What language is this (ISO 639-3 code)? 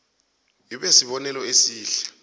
nbl